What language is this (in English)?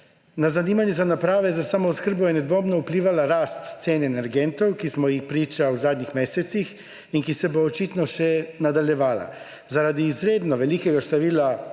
Slovenian